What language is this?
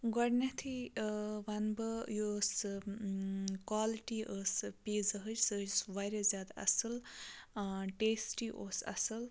Kashmiri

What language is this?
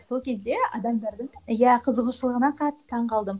Kazakh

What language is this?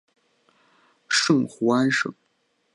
Chinese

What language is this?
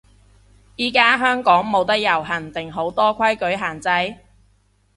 Cantonese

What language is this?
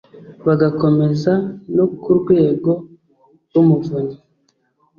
Kinyarwanda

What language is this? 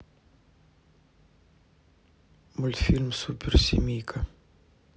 Russian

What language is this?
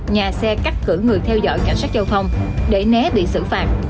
Vietnamese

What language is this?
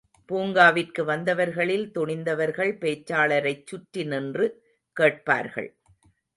Tamil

